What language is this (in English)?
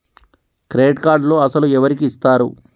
Telugu